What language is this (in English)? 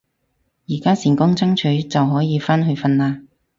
Cantonese